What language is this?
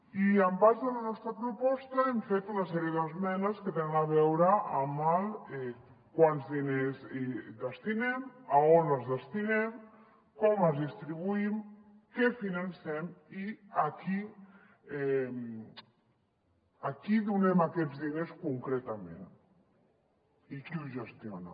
Catalan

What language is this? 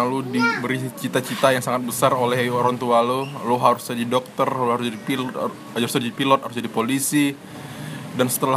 Indonesian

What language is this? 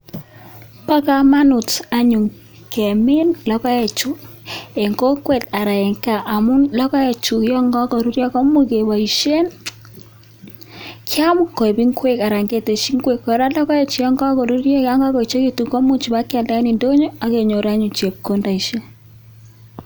Kalenjin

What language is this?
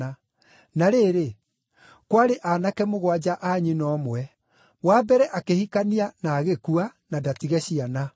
Kikuyu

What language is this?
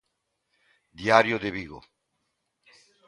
Galician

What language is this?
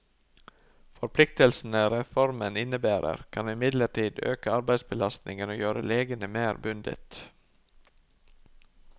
Norwegian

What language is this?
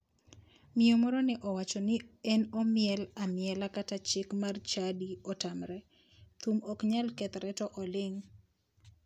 Luo (Kenya and Tanzania)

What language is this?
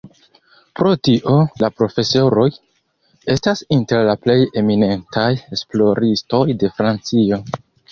Esperanto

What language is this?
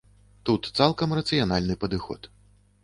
Belarusian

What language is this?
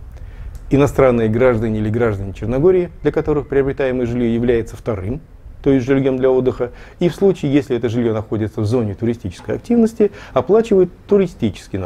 Russian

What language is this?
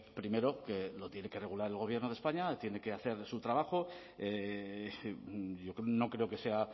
Spanish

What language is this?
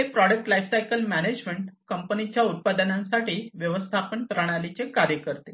Marathi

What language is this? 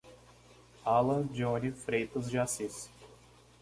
Portuguese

